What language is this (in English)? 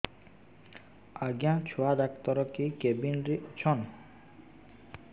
Odia